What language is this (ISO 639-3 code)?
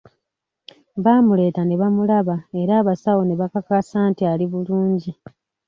lug